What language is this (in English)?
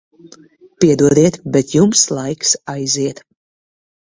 Latvian